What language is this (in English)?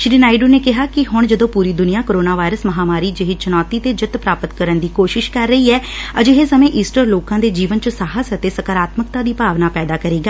Punjabi